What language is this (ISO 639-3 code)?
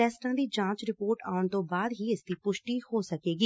pan